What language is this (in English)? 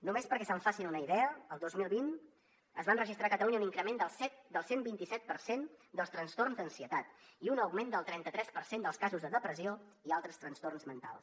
Catalan